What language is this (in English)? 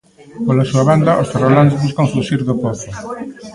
Galician